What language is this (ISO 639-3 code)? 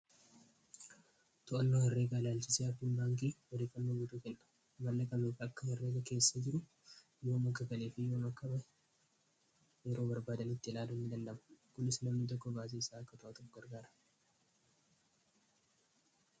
orm